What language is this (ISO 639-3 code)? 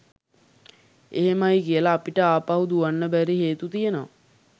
sin